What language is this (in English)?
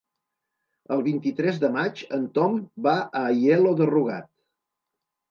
Catalan